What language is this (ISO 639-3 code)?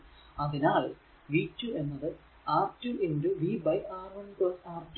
mal